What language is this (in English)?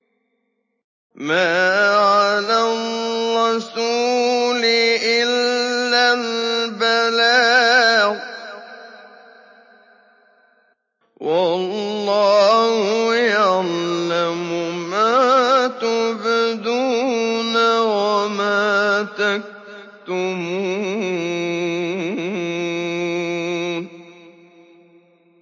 Arabic